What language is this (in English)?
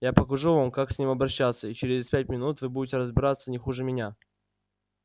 Russian